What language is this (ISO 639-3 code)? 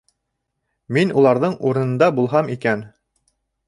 bak